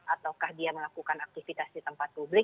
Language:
Indonesian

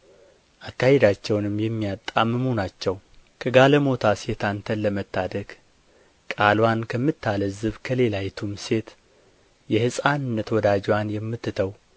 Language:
Amharic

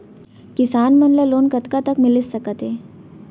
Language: Chhattisgarhi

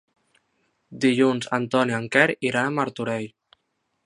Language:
Catalan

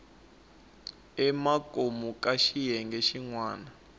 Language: Tsonga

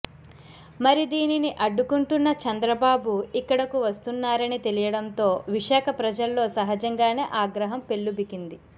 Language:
Telugu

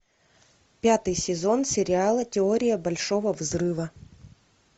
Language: Russian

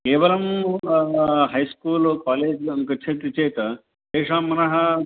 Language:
Sanskrit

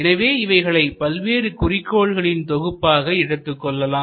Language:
Tamil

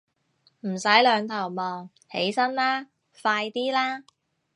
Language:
Cantonese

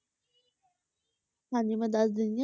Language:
Punjabi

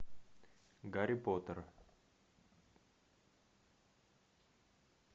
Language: Russian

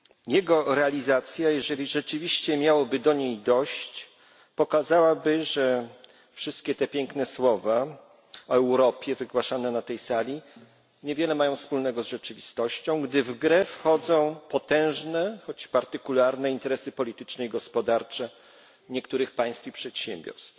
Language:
Polish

